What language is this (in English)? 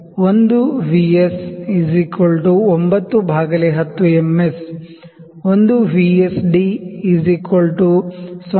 Kannada